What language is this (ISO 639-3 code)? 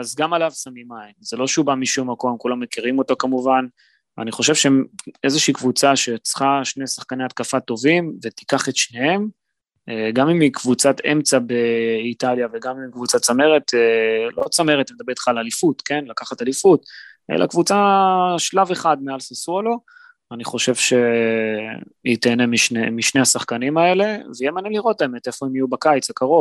heb